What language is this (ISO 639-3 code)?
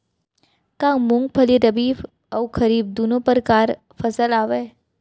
hne